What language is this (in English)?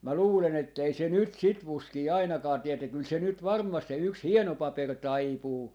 Finnish